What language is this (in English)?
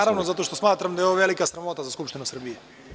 Serbian